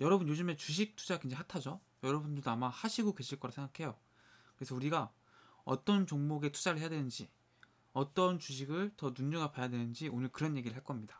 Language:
Korean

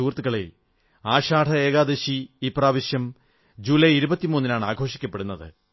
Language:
Malayalam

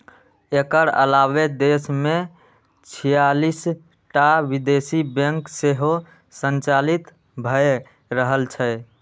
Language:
Maithili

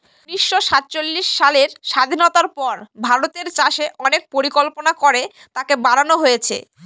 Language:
Bangla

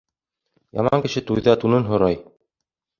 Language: Bashkir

